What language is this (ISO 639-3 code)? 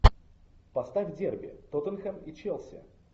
rus